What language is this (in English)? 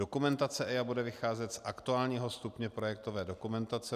Czech